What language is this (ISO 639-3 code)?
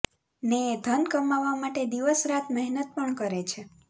guj